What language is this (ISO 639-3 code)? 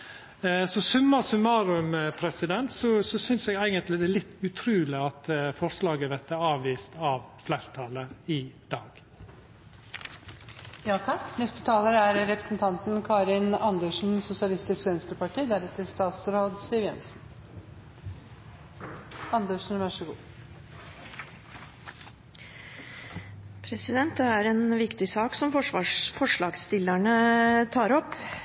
nor